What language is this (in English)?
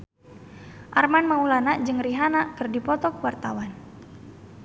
Sundanese